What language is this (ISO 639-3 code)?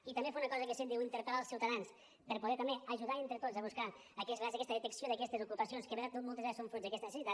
cat